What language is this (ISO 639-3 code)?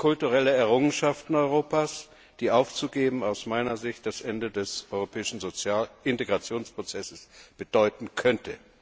deu